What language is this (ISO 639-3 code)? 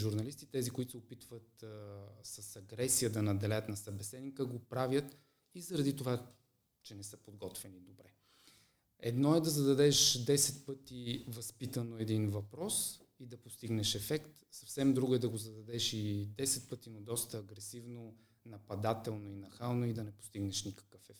bul